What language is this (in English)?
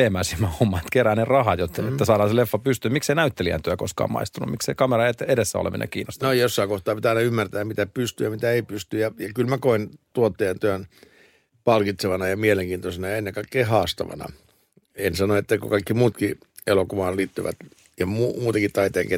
Finnish